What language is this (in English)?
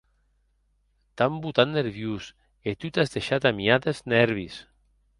Occitan